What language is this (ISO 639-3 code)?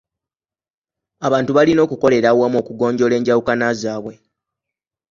lug